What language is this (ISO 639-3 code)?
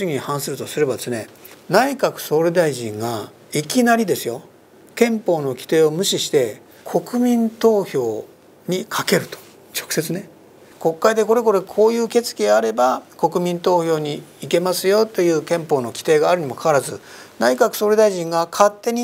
jpn